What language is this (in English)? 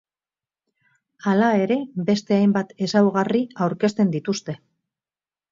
Basque